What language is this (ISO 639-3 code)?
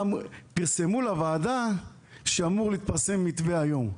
heb